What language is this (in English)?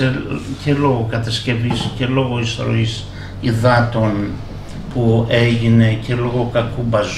Greek